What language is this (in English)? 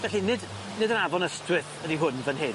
Welsh